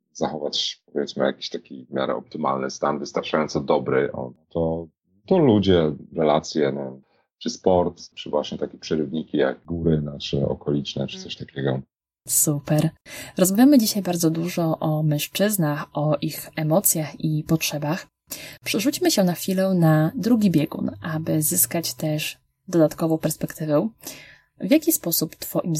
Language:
Polish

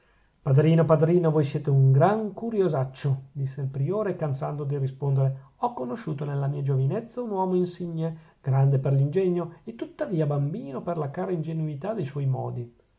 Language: Italian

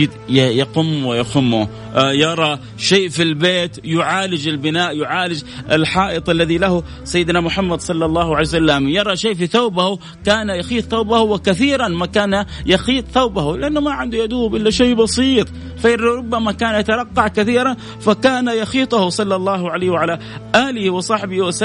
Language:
Arabic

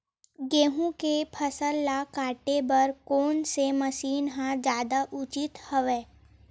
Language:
Chhattisgarhi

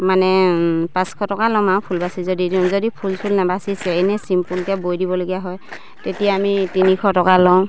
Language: Assamese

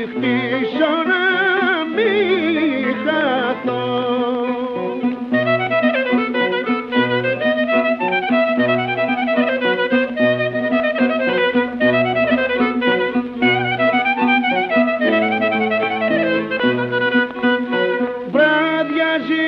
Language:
Greek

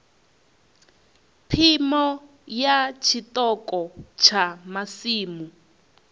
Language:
Venda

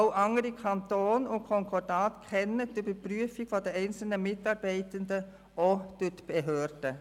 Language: Swiss German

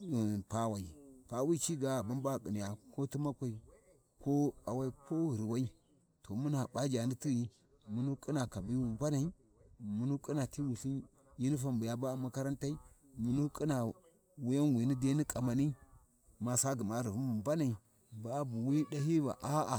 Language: Warji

